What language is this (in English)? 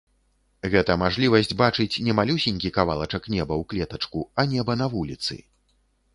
Belarusian